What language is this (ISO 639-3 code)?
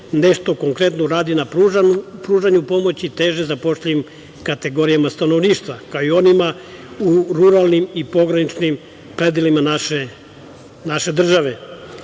srp